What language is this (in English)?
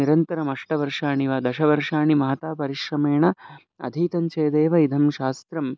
Sanskrit